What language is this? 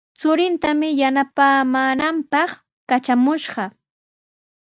Sihuas Ancash Quechua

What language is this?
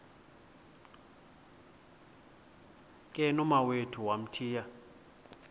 Xhosa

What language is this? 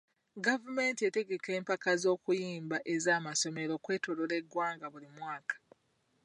Ganda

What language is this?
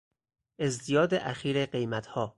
Persian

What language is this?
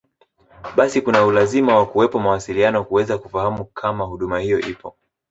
Swahili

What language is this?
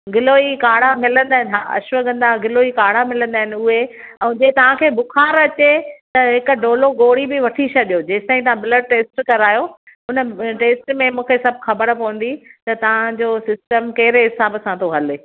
Sindhi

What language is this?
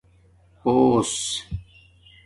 Domaaki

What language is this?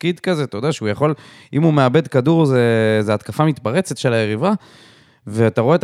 Hebrew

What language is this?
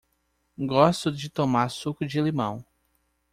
Portuguese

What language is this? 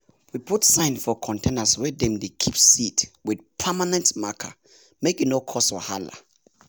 Nigerian Pidgin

